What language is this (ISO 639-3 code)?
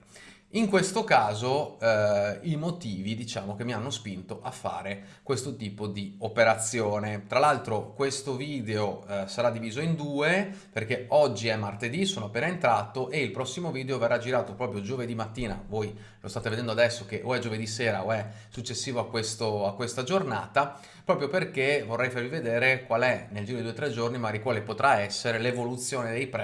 ita